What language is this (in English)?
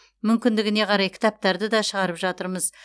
Kazakh